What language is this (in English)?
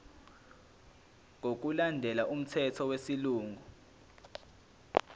Zulu